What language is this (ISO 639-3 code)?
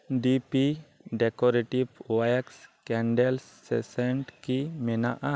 sat